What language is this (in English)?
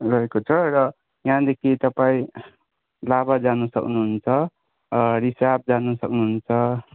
Nepali